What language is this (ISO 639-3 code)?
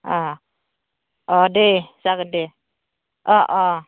brx